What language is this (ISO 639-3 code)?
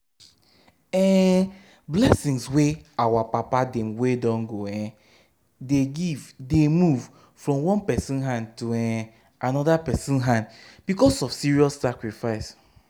pcm